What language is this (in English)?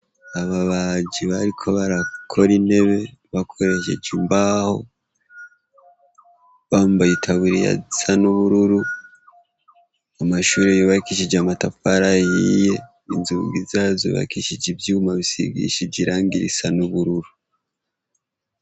Rundi